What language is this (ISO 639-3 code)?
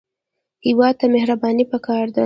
pus